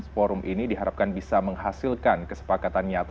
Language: Indonesian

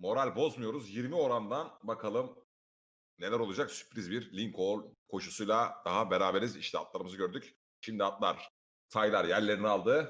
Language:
Turkish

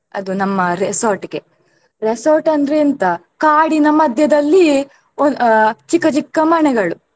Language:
Kannada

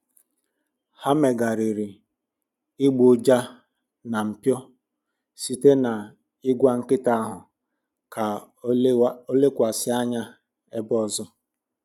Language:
Igbo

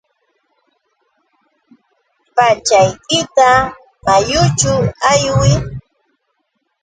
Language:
Yauyos Quechua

